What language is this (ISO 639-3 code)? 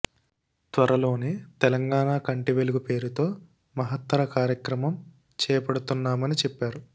tel